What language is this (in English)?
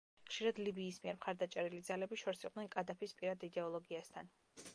Georgian